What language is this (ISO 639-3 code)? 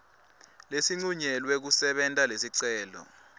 ssw